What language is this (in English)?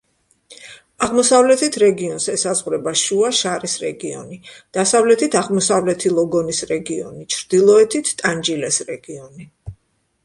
Georgian